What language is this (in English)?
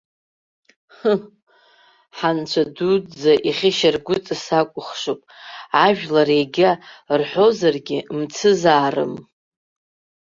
Abkhazian